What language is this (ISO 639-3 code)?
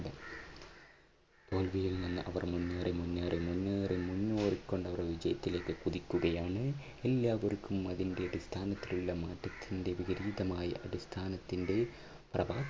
mal